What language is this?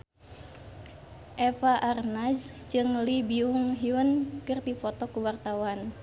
Sundanese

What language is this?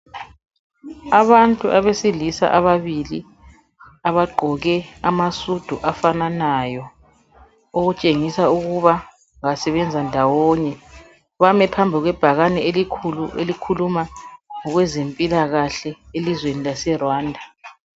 North Ndebele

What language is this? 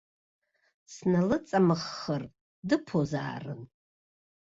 Abkhazian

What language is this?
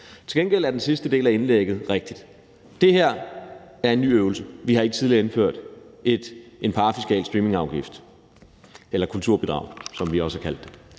Danish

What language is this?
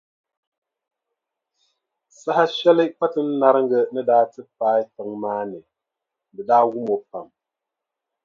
Dagbani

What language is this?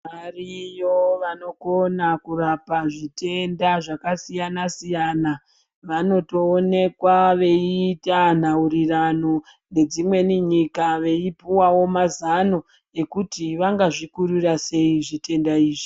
Ndau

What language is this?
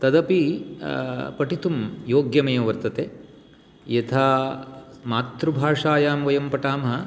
Sanskrit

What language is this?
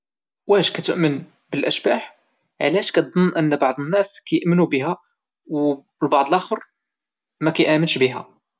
Moroccan Arabic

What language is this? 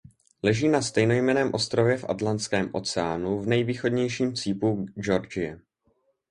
Czech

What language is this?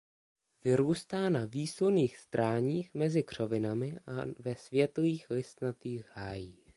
Czech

